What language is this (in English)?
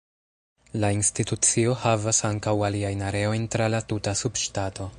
Esperanto